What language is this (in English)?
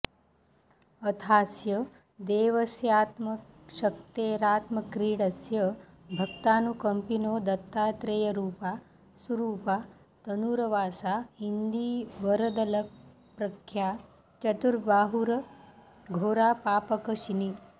Sanskrit